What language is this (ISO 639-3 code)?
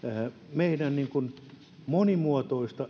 fin